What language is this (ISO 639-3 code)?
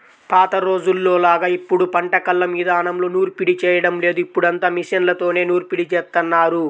tel